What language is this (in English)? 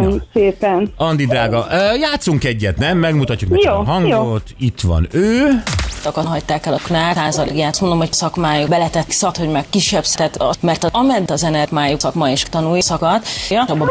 Hungarian